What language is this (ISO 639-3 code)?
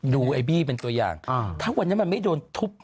tha